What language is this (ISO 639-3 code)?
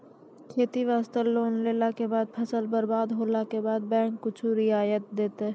mai